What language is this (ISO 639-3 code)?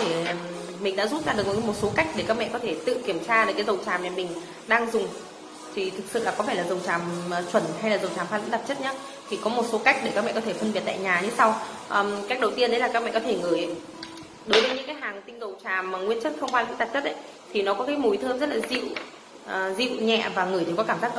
vie